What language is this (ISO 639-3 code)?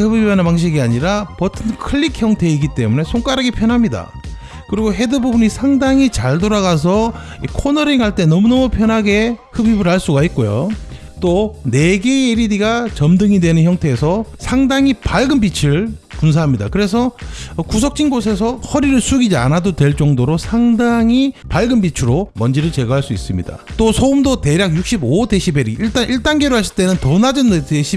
kor